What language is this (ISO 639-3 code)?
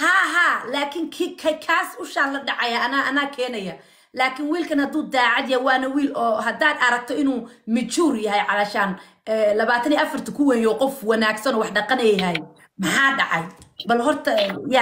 ara